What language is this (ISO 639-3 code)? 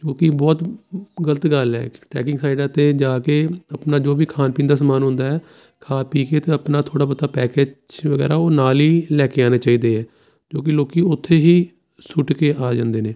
pan